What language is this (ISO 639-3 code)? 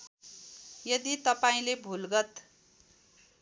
nep